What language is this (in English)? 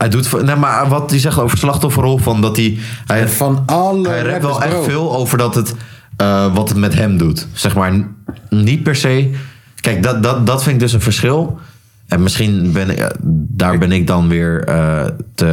Dutch